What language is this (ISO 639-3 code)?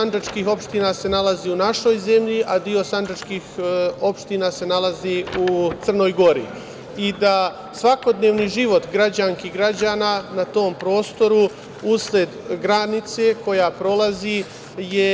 srp